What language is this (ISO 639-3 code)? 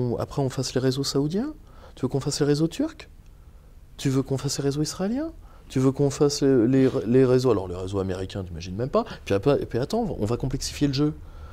fra